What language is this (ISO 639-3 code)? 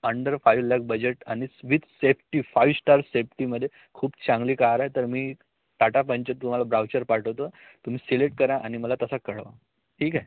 mar